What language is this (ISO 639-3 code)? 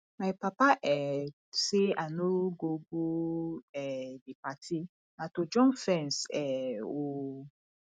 pcm